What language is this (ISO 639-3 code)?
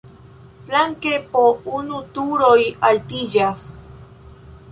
epo